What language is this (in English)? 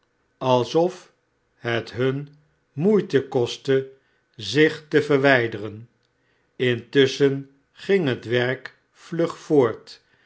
Dutch